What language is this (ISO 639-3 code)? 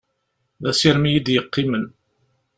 kab